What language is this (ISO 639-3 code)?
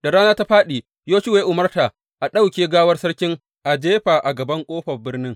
hau